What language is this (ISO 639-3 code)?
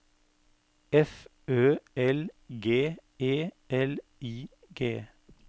nor